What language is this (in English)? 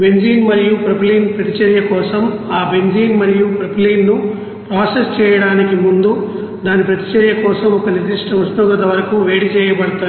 Telugu